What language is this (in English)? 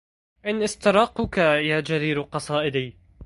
Arabic